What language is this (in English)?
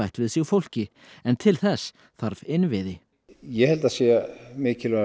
Icelandic